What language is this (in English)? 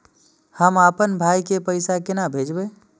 Maithili